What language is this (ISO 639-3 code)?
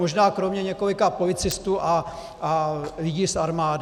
ces